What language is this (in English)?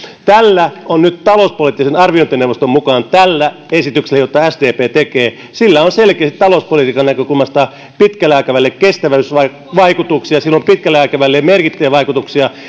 Finnish